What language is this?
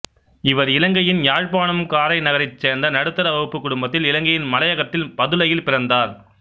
Tamil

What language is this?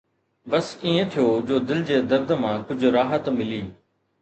Sindhi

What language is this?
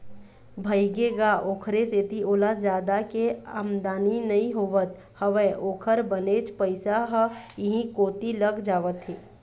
Chhattisgarhi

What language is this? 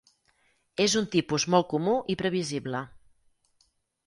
Catalan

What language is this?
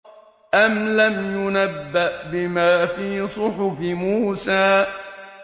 Arabic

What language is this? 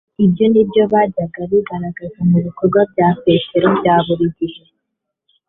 Kinyarwanda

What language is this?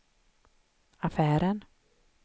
Swedish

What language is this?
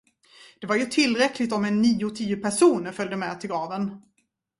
Swedish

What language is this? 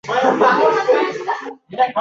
Uzbek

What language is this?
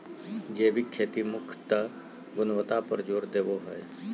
Magahi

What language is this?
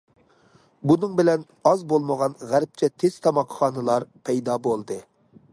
Uyghur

